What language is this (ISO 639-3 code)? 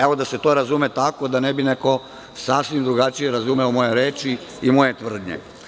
srp